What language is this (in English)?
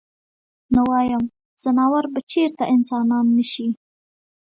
Pashto